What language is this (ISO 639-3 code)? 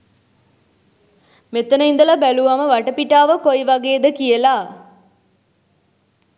sin